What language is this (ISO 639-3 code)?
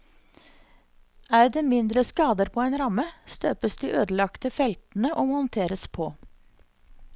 nor